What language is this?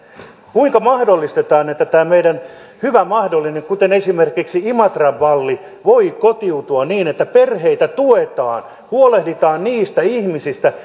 Finnish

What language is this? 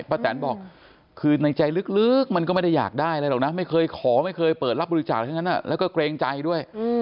Thai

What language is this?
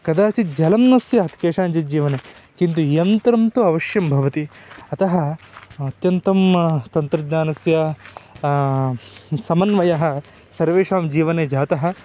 Sanskrit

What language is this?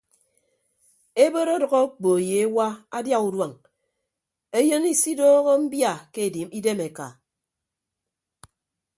Ibibio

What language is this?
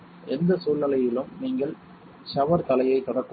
Tamil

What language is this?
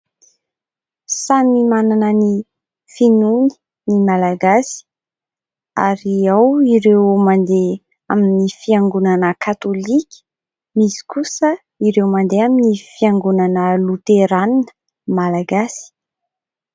Malagasy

